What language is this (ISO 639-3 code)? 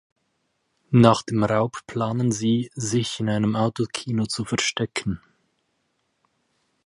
deu